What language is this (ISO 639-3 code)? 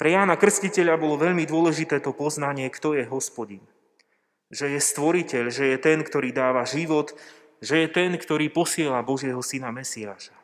slk